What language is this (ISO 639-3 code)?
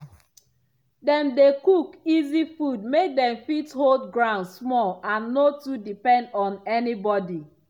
pcm